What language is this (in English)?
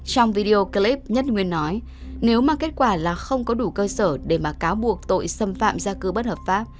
Vietnamese